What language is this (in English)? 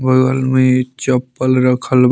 Bhojpuri